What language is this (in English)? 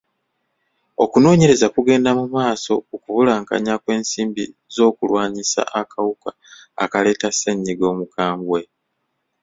Ganda